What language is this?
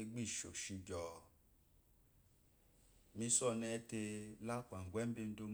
Eloyi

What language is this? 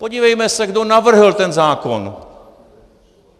Czech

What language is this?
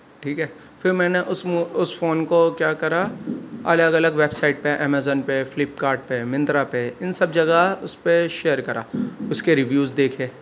Urdu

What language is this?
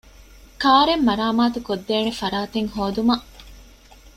Divehi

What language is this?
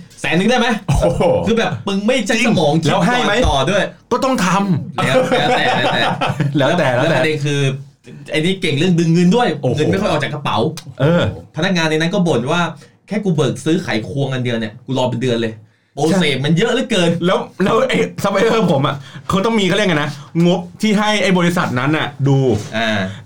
Thai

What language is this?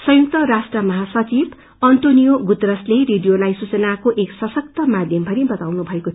Nepali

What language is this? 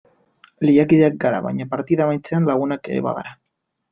Basque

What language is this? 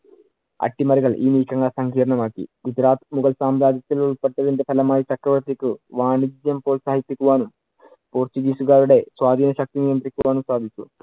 Malayalam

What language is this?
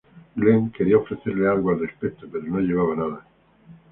Spanish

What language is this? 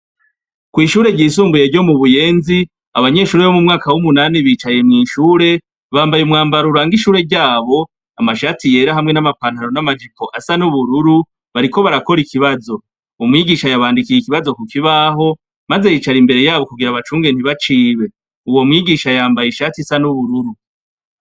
Rundi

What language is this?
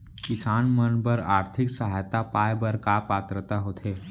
Chhattisgarhi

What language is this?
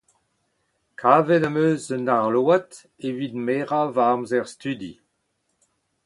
Breton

